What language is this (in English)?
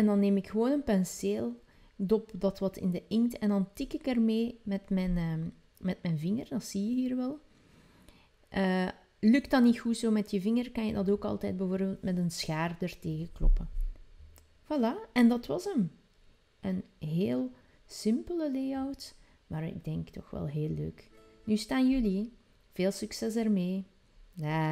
Dutch